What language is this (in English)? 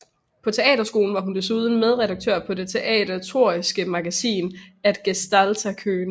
Danish